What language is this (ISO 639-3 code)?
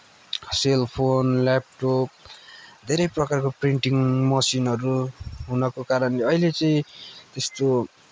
nep